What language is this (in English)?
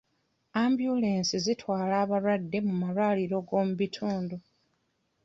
Ganda